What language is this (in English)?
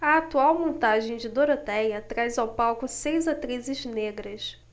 Portuguese